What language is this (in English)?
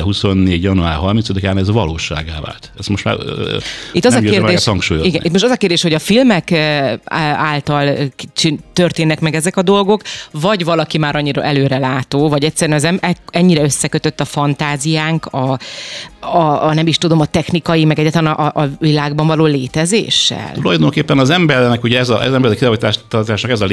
Hungarian